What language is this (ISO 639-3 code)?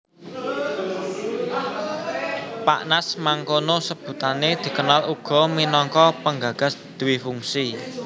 jav